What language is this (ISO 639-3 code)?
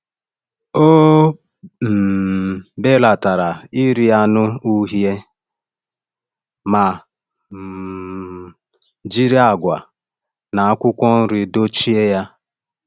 ibo